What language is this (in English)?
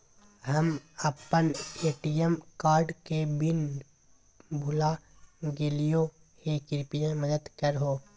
Magahi